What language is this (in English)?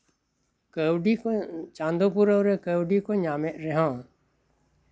Santali